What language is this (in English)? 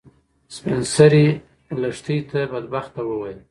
Pashto